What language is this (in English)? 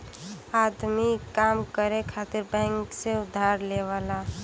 Bhojpuri